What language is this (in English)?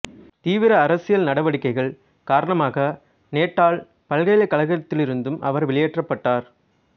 Tamil